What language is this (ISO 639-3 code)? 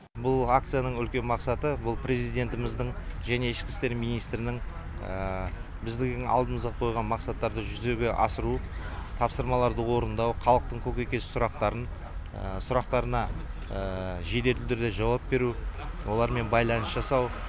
kaz